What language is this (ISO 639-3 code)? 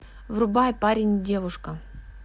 rus